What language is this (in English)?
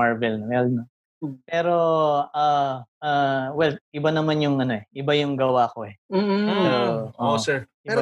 Filipino